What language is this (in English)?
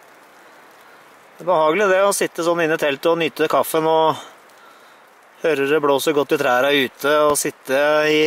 Norwegian